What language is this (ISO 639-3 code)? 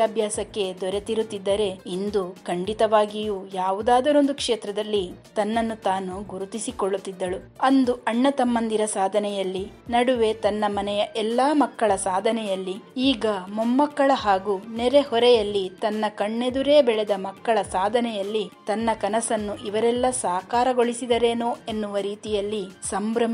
kan